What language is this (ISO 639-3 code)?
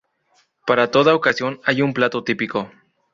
spa